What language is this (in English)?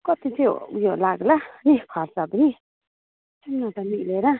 Nepali